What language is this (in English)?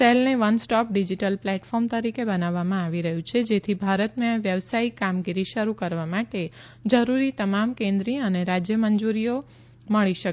Gujarati